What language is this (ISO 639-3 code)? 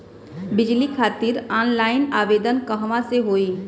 bho